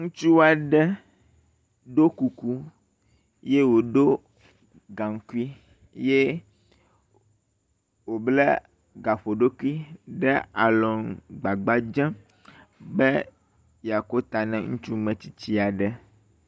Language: Ewe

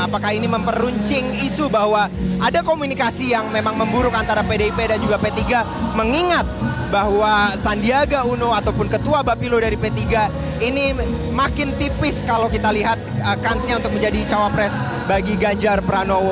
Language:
Indonesian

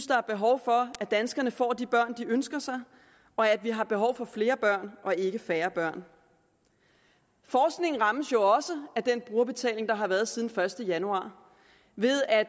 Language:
Danish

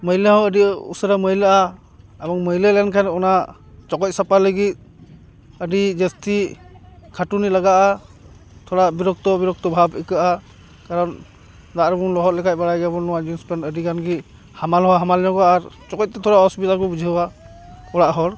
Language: Santali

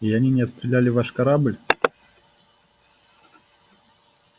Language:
Russian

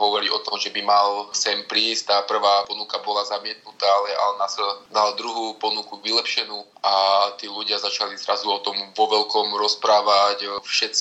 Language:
Slovak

